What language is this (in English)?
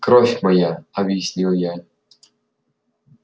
Russian